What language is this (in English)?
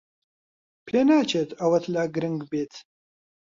Central Kurdish